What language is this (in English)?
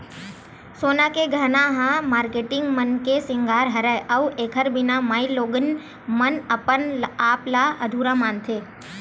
Chhattisgarhi